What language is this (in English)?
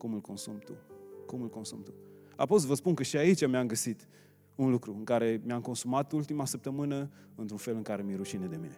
Romanian